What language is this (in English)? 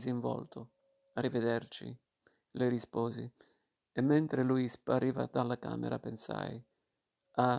Italian